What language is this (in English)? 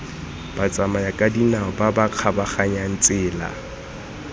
Tswana